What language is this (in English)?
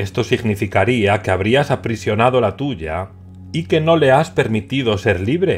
Spanish